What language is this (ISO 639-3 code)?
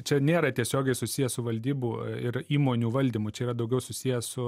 lit